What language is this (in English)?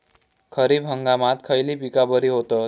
Marathi